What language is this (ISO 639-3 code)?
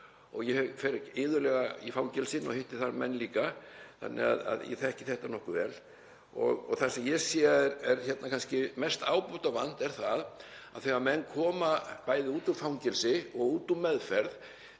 isl